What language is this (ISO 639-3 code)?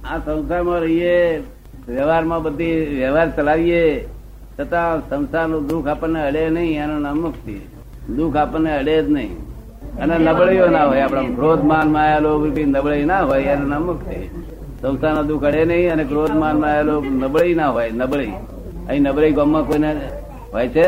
guj